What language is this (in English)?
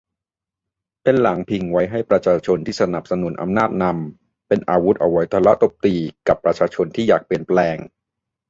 Thai